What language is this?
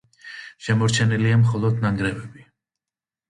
Georgian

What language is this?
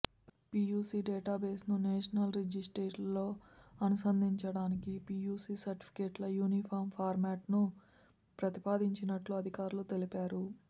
Telugu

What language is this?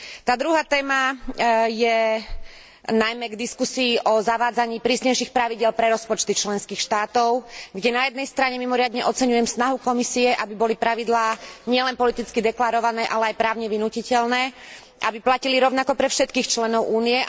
Slovak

